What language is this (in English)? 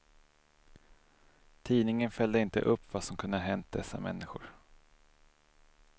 Swedish